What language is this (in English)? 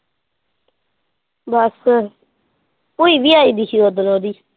Punjabi